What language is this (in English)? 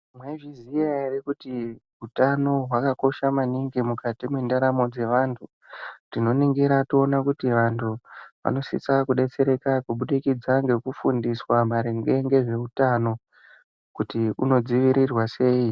Ndau